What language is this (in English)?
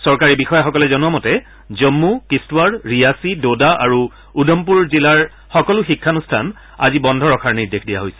Assamese